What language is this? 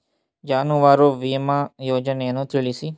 Kannada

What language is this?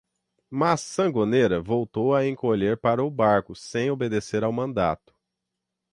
Portuguese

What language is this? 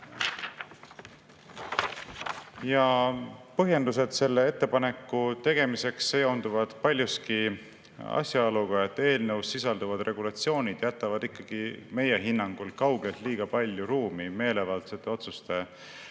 Estonian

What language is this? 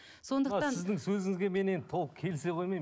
Kazakh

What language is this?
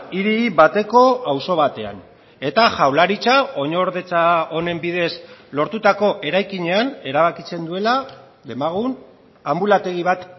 Basque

